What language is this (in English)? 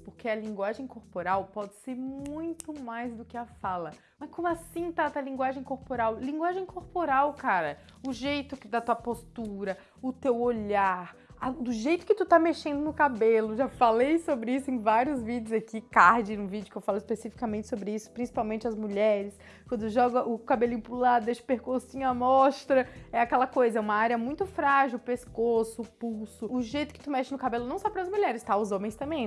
Portuguese